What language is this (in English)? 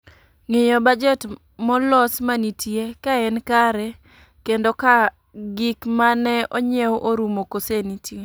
Luo (Kenya and Tanzania)